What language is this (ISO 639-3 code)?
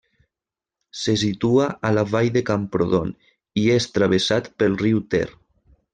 cat